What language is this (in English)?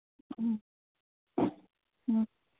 Manipuri